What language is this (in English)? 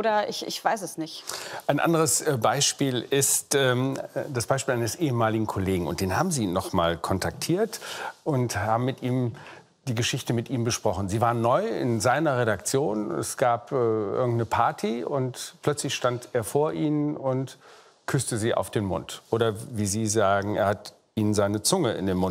German